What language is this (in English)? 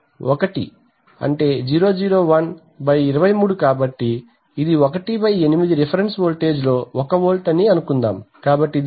Telugu